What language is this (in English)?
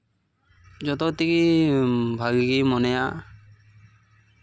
Santali